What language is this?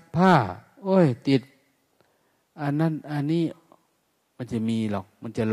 Thai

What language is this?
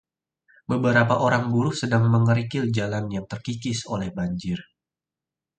Indonesian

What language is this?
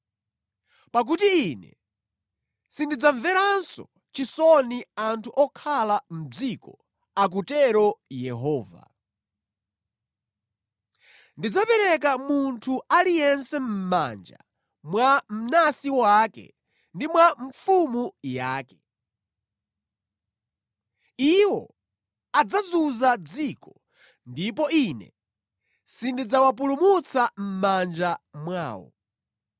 Nyanja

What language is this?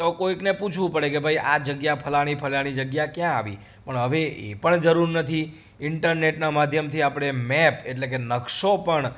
Gujarati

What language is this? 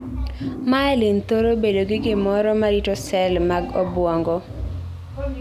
Luo (Kenya and Tanzania)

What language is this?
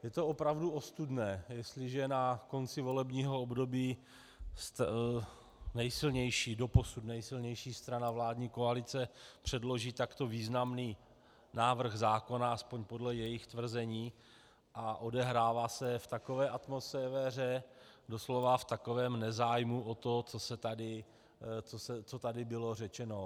Czech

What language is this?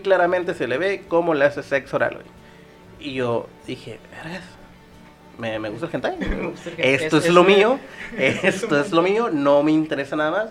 Spanish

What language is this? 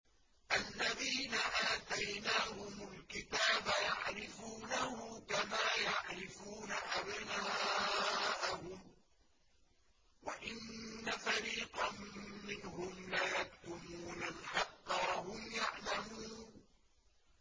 Arabic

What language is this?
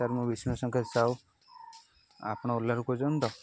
Odia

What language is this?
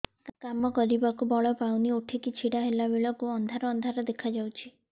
Odia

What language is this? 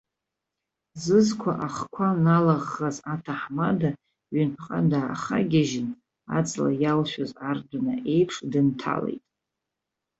Abkhazian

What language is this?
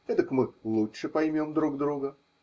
Russian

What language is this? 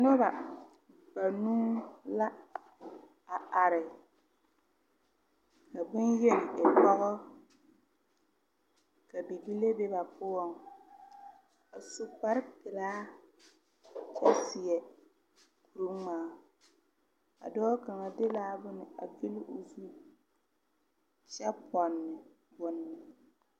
Southern Dagaare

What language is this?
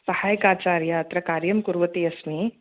Sanskrit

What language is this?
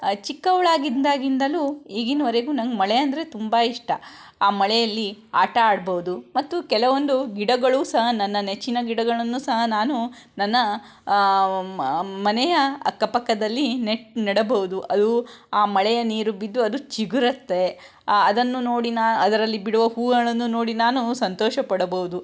Kannada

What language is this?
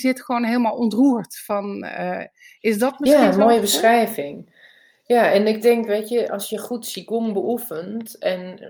Dutch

